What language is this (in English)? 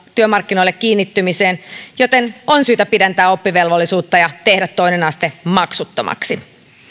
Finnish